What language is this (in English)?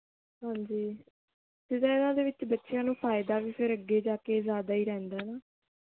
Punjabi